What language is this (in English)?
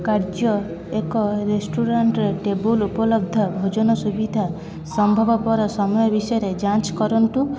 Odia